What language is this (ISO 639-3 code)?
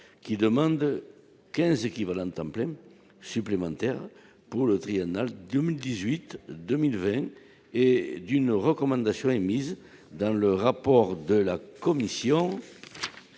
fra